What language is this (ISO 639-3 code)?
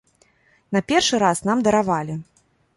bel